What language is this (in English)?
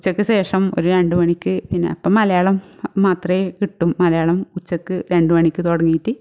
Malayalam